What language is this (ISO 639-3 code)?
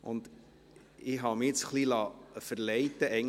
gsw